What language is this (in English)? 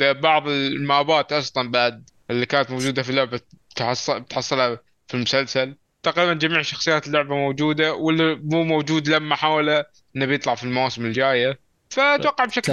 Arabic